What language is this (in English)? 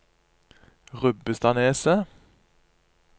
Norwegian